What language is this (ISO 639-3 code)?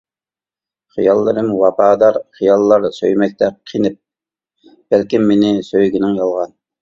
uig